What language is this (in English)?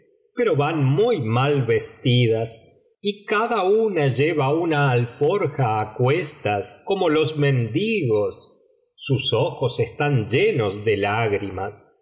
Spanish